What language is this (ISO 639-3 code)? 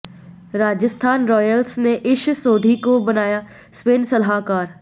hin